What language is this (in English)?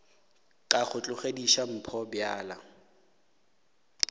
Northern Sotho